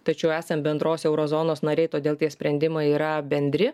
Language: Lithuanian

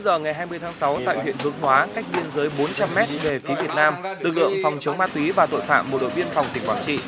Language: Vietnamese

